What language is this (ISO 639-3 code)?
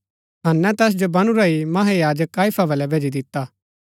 gbk